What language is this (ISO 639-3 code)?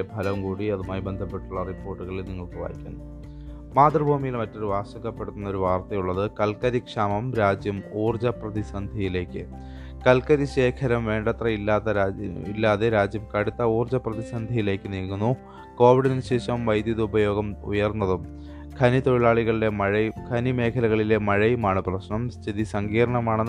mal